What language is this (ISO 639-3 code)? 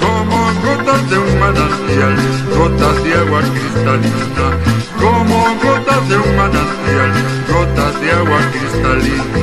ron